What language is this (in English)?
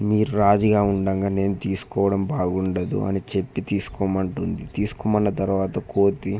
Telugu